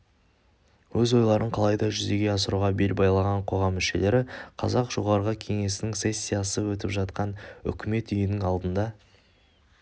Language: Kazakh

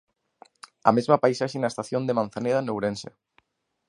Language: Galician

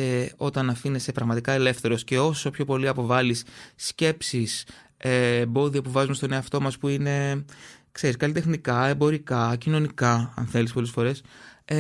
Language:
Greek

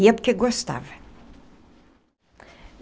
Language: Portuguese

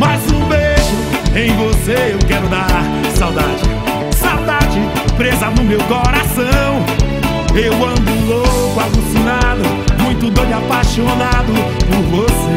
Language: Portuguese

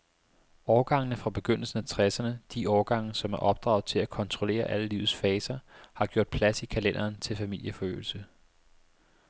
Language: Danish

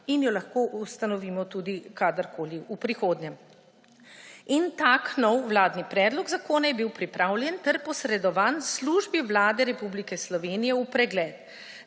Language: Slovenian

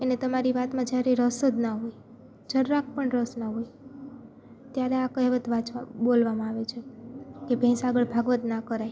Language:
Gujarati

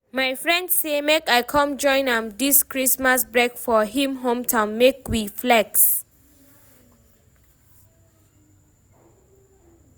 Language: Nigerian Pidgin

